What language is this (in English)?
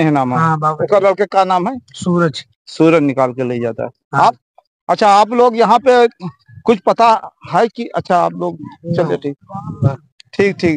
Hindi